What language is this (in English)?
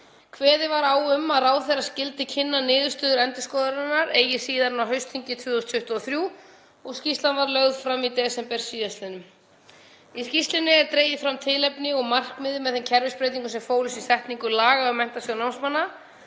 Icelandic